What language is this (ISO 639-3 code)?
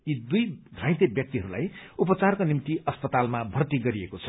nep